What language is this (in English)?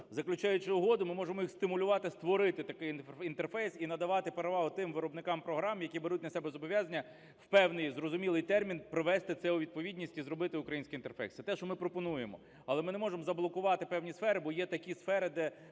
Ukrainian